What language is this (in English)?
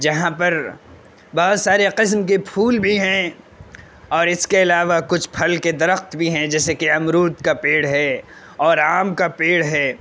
Urdu